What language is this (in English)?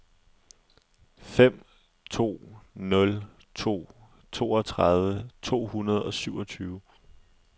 Danish